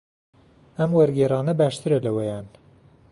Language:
Central Kurdish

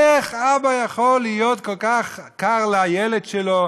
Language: Hebrew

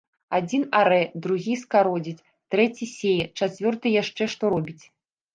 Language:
Belarusian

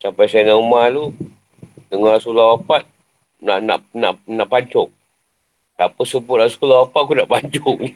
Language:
Malay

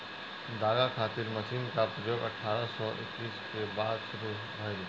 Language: Bhojpuri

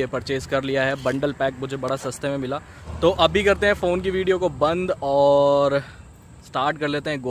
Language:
Hindi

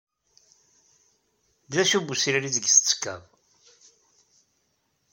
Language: Kabyle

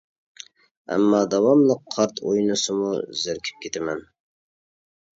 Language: Uyghur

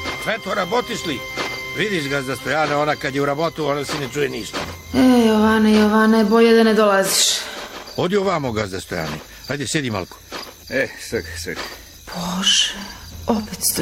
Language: Croatian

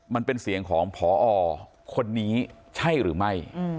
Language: Thai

